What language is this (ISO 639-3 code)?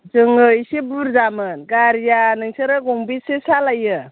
brx